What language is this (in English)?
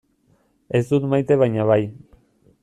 Basque